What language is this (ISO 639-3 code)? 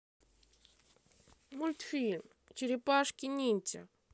rus